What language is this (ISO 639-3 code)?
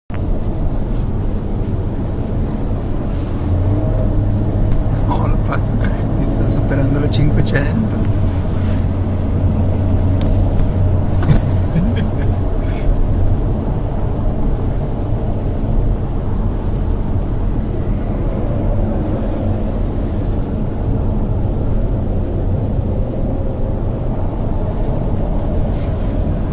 ita